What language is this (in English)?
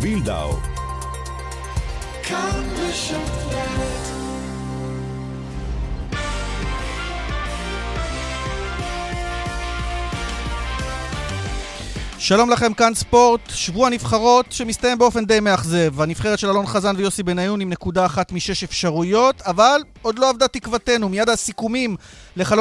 Hebrew